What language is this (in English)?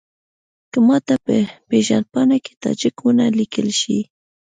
Pashto